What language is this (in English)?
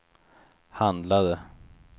Swedish